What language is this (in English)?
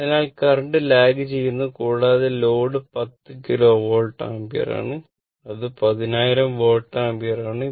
Malayalam